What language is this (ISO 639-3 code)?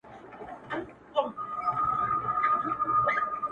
pus